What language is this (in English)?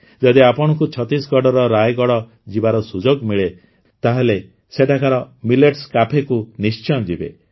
Odia